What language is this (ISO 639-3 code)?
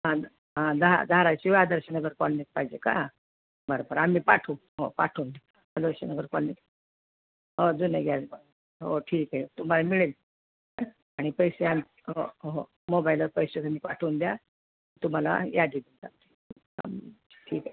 mar